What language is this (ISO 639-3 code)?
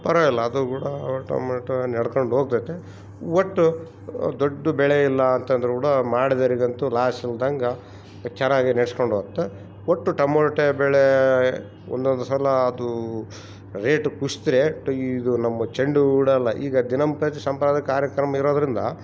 kan